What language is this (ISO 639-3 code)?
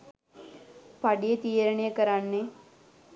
sin